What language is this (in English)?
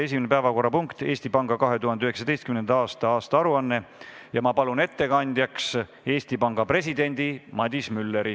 Estonian